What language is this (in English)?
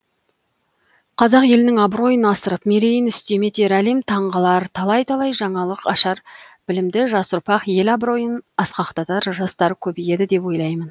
Kazakh